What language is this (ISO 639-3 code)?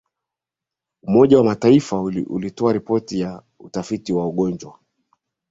swa